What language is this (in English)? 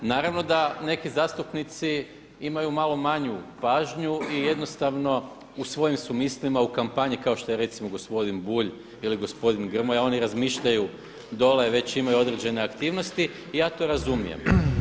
Croatian